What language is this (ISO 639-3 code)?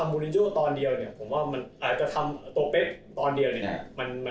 tha